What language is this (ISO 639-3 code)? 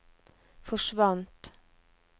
nor